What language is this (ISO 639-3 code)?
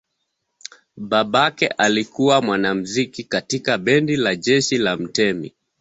swa